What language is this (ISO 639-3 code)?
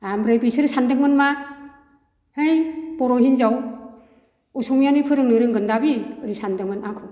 brx